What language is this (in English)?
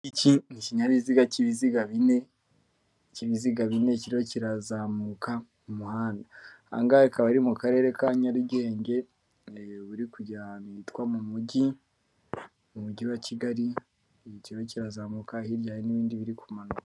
Kinyarwanda